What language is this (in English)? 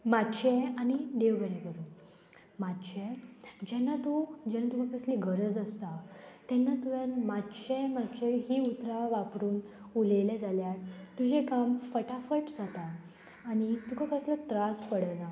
Konkani